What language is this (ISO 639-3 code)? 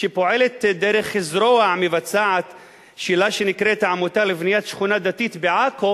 heb